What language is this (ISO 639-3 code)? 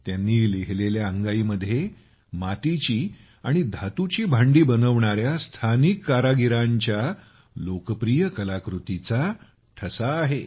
mar